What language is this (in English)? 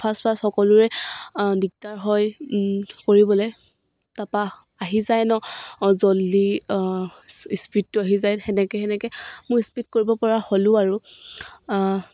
Assamese